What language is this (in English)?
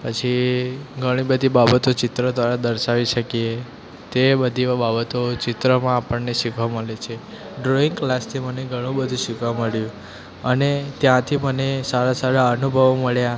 Gujarati